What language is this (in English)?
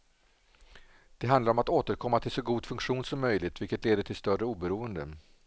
Swedish